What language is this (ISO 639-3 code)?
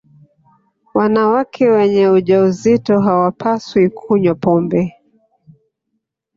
swa